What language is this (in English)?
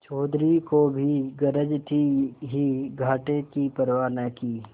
Hindi